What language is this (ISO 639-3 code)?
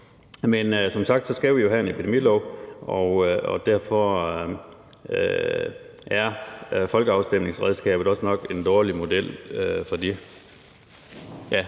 dan